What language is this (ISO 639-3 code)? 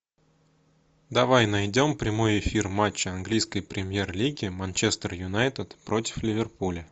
rus